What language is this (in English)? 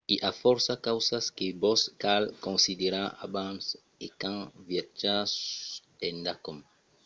Occitan